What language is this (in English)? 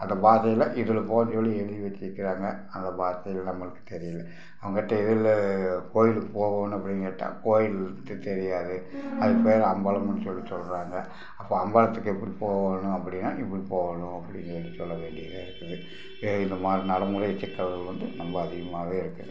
Tamil